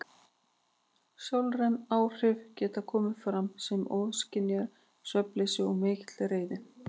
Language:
Icelandic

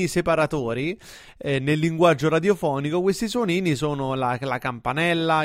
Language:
Italian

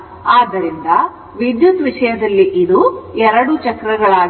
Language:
Kannada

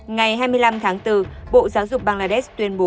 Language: Vietnamese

